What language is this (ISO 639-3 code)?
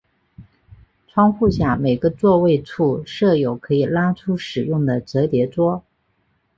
zho